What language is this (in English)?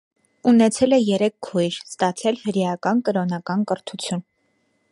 Armenian